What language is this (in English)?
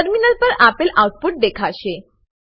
Gujarati